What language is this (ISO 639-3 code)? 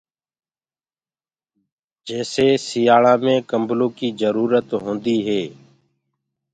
ggg